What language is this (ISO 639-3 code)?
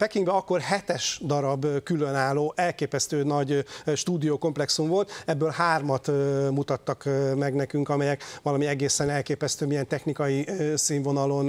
hun